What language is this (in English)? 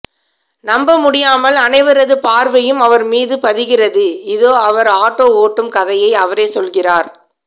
Tamil